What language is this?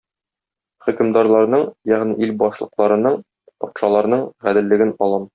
Tatar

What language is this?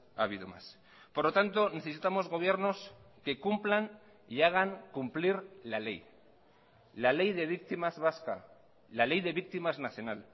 Spanish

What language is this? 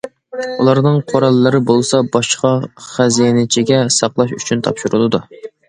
Uyghur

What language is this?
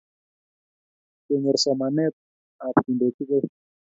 Kalenjin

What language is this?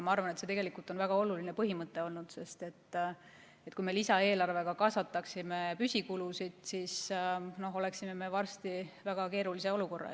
Estonian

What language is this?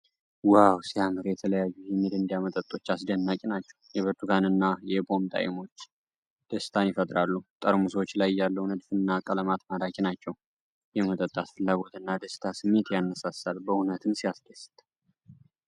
Amharic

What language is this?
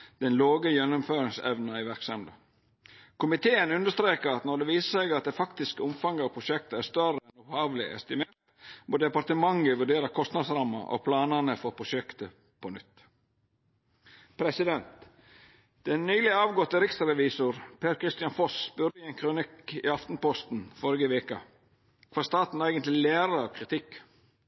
Norwegian Nynorsk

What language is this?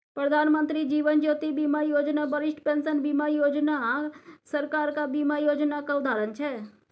Maithili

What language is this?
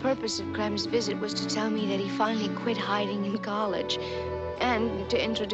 English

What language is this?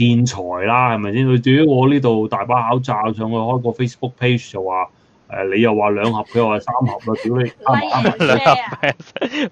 Chinese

